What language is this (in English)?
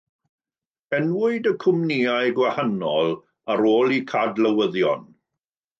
Welsh